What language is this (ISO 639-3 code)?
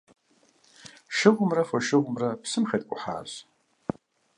kbd